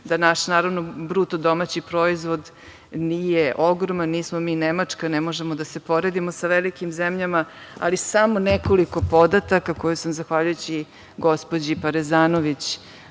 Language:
Serbian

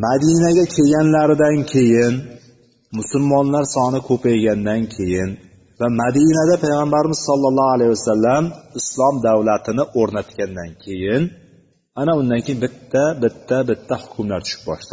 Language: Bulgarian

